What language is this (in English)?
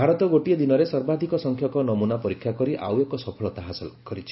Odia